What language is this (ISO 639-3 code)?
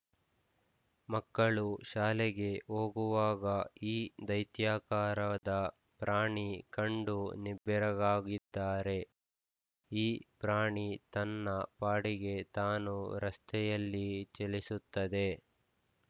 kan